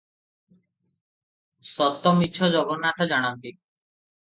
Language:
Odia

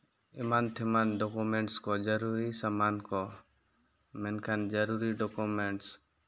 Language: Santali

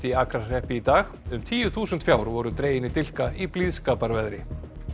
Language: Icelandic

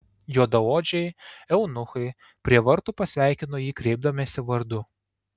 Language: Lithuanian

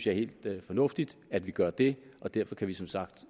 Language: Danish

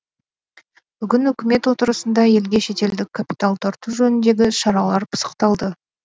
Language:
Kazakh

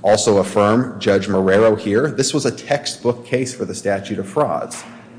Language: English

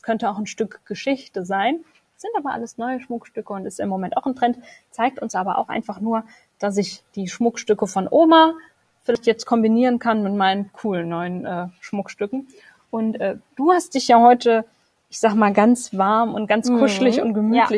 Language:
German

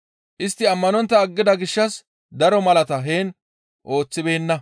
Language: Gamo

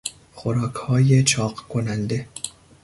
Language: Persian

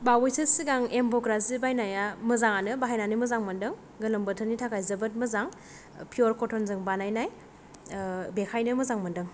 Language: Bodo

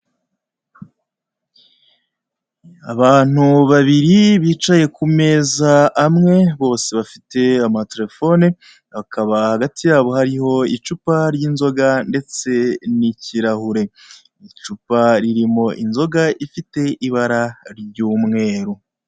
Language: Kinyarwanda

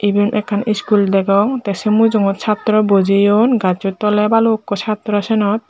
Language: Chakma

